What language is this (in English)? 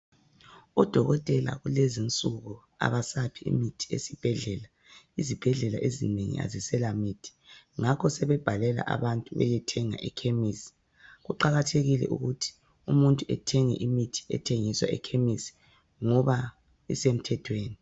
North Ndebele